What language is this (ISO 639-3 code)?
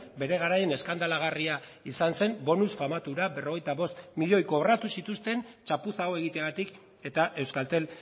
eus